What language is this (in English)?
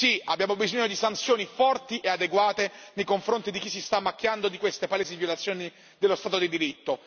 Italian